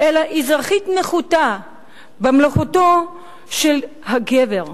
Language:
Hebrew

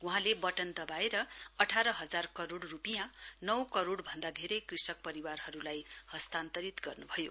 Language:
Nepali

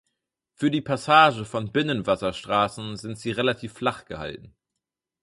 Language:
German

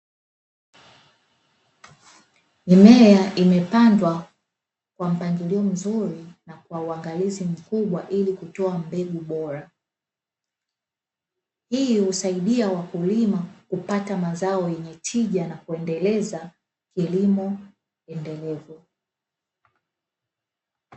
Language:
Swahili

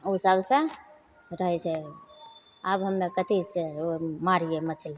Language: Maithili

